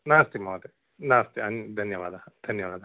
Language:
Sanskrit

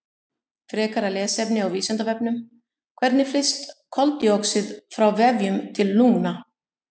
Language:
Icelandic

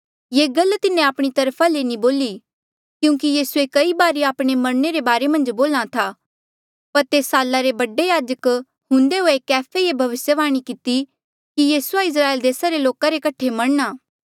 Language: Mandeali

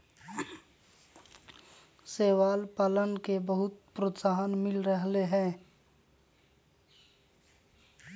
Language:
Magahi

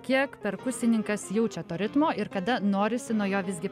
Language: Lithuanian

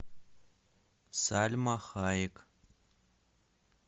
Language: Russian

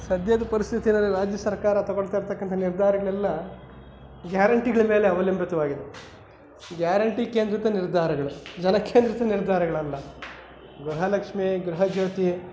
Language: Kannada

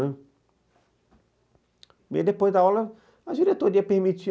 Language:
Portuguese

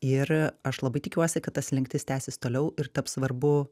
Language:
Lithuanian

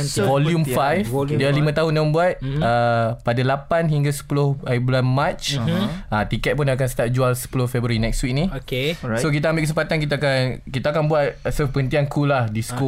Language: Malay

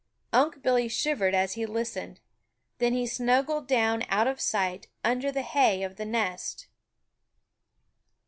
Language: English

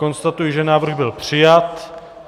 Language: Czech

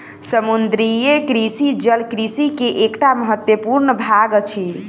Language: Maithili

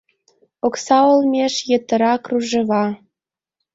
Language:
Mari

